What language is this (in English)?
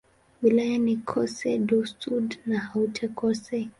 Swahili